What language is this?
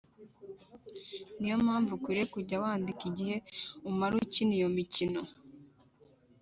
Kinyarwanda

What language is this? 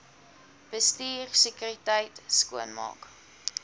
Afrikaans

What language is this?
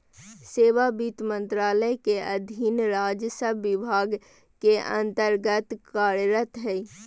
Magahi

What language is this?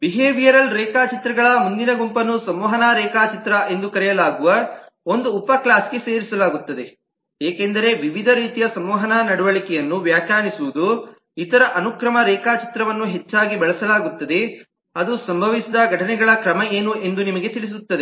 Kannada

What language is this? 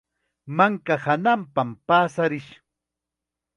Chiquián Ancash Quechua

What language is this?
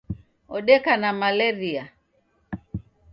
Taita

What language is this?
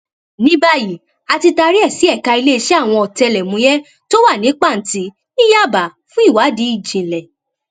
Yoruba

